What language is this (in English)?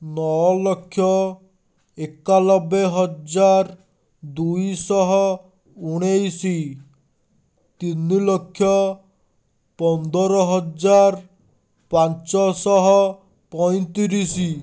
Odia